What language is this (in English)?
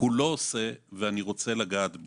Hebrew